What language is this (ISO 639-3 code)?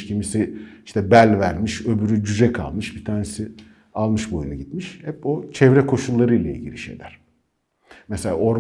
tur